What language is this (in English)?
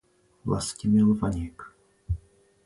Czech